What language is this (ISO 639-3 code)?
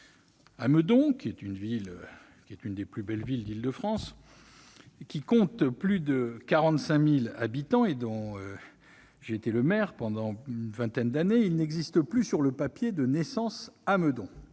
fra